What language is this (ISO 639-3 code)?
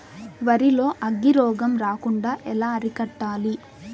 tel